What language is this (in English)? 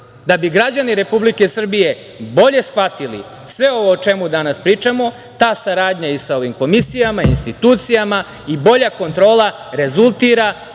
Serbian